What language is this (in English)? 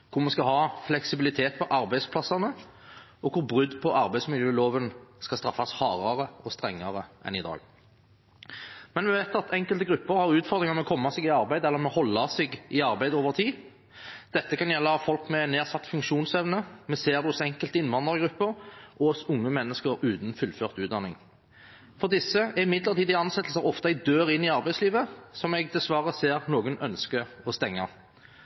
Norwegian Bokmål